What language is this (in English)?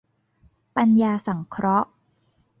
Thai